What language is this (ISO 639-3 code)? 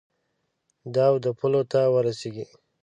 pus